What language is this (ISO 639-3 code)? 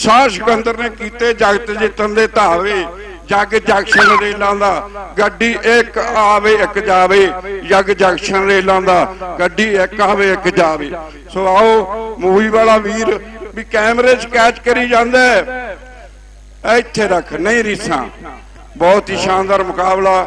hin